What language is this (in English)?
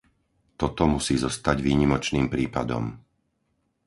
Slovak